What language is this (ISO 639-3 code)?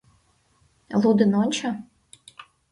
chm